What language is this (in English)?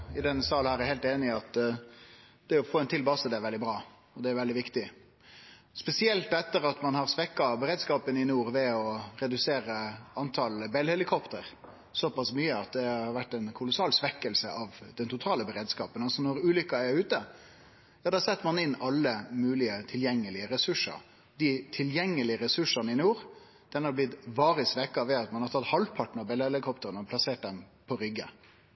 Norwegian Nynorsk